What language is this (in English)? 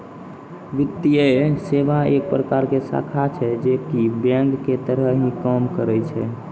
Maithili